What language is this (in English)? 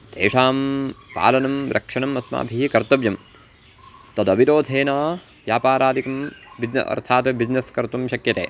Sanskrit